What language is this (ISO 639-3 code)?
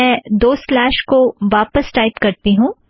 hin